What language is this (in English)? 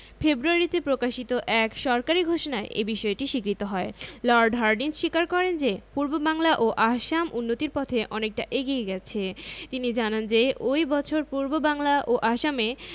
Bangla